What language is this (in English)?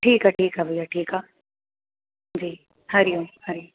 Sindhi